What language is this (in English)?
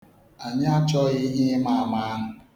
Igbo